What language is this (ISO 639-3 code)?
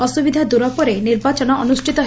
ori